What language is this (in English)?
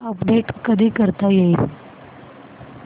Marathi